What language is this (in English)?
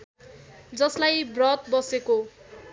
Nepali